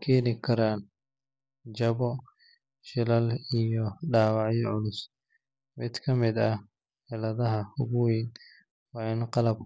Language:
Somali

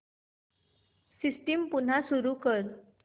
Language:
Marathi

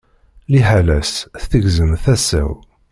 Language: Kabyle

